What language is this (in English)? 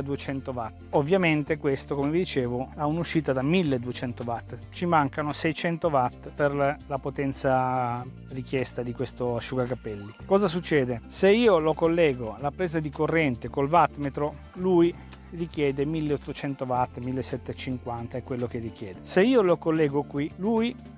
Italian